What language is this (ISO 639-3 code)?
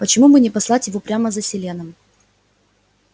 rus